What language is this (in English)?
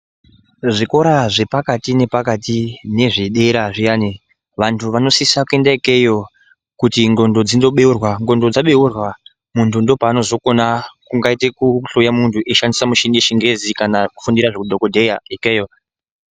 Ndau